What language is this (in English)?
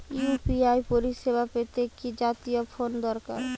Bangla